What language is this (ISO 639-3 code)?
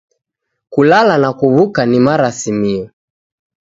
dav